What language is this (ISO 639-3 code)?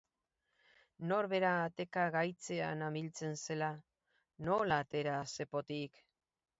eus